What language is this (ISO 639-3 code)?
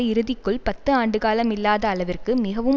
tam